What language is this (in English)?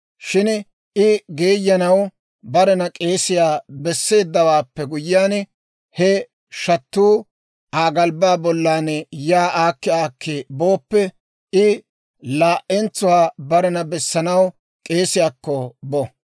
Dawro